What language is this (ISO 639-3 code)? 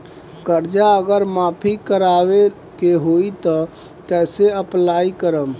bho